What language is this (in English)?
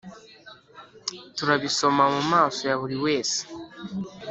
Kinyarwanda